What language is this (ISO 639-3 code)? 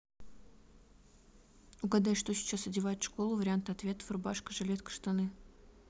rus